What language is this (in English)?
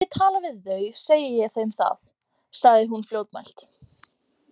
Icelandic